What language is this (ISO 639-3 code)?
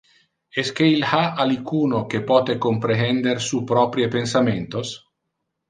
ina